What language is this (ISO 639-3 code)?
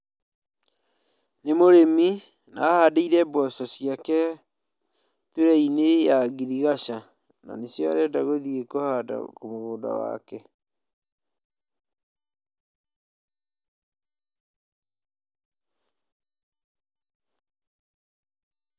kik